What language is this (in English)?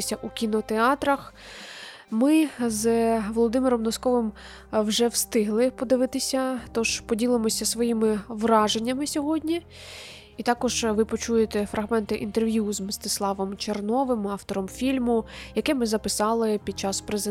Ukrainian